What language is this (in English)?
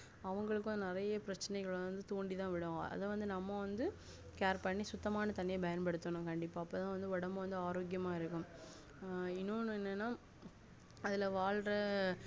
Tamil